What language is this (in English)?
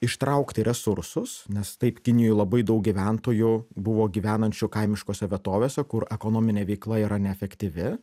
Lithuanian